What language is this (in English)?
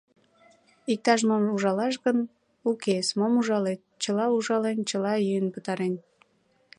Mari